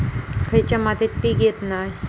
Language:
Marathi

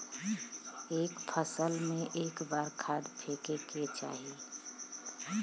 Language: Bhojpuri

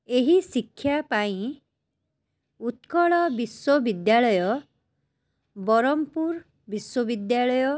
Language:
Odia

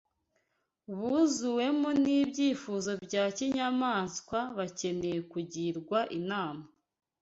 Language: Kinyarwanda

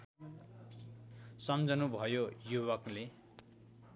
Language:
Nepali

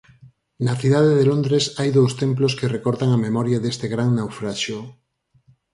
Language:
Galician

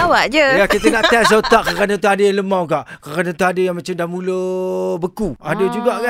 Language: Malay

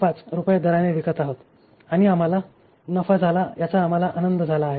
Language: Marathi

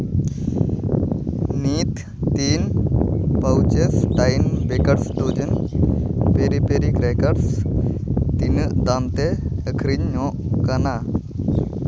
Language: Santali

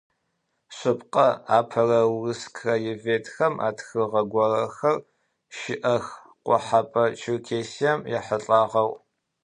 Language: Adyghe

